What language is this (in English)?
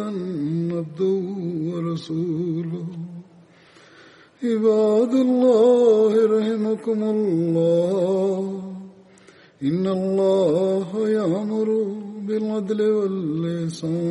Swahili